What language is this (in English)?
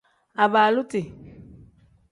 Tem